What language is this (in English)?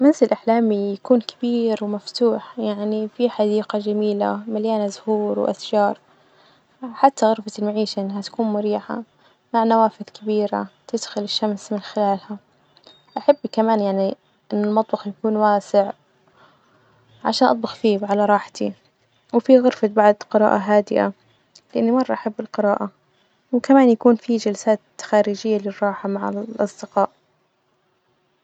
Najdi Arabic